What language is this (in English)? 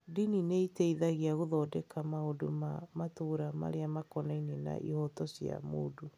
Kikuyu